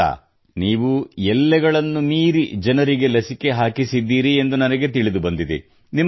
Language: Kannada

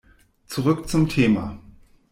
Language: German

